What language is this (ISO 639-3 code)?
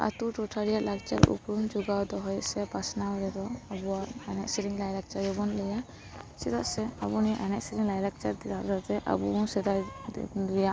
sat